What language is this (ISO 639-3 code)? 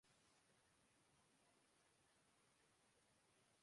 urd